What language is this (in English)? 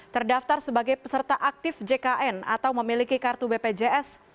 Indonesian